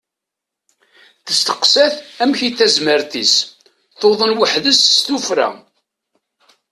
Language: Kabyle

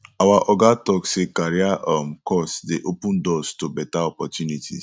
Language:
Nigerian Pidgin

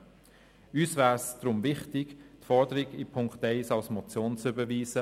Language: Swiss German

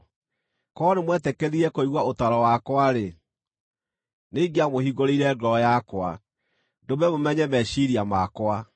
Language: Kikuyu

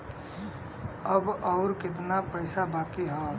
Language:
Bhojpuri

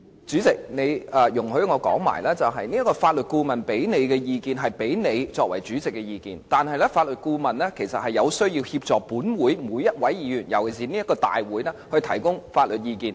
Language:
Cantonese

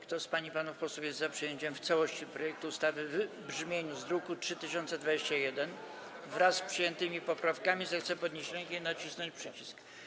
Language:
Polish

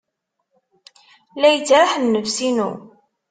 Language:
Kabyle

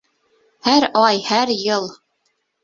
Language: Bashkir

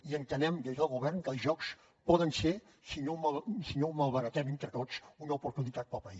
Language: Catalan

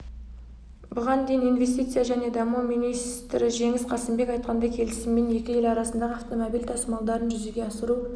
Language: Kazakh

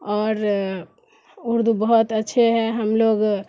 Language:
Urdu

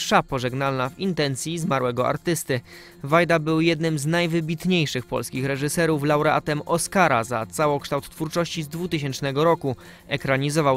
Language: Polish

